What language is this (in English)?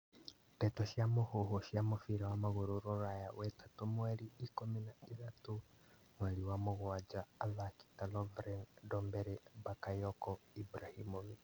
Kikuyu